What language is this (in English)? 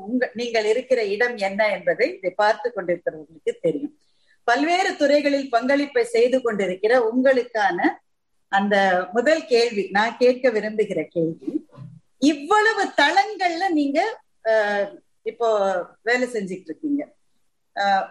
Tamil